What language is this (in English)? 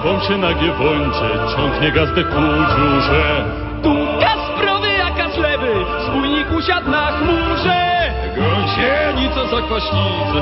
Slovak